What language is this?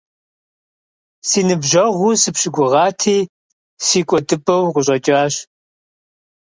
Kabardian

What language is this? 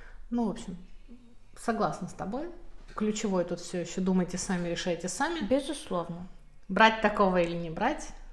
Russian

